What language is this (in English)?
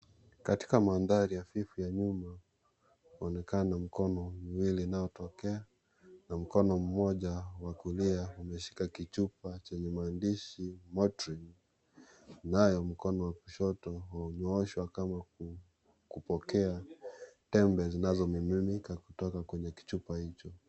Swahili